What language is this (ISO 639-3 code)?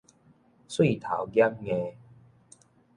nan